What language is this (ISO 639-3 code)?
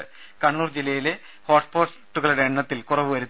mal